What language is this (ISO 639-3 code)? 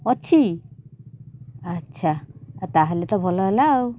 ori